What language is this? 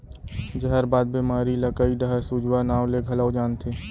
Chhattisgarhi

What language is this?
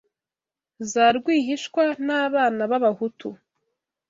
Kinyarwanda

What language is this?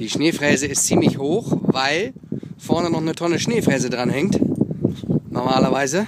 German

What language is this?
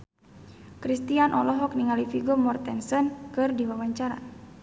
Sundanese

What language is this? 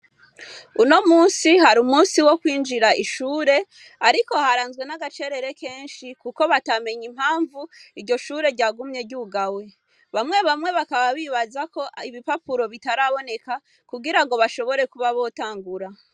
Rundi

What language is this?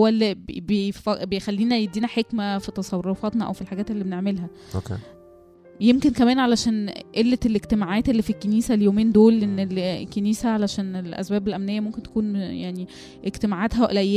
Arabic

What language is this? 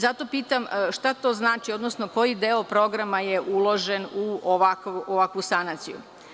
Serbian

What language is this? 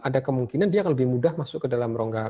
Indonesian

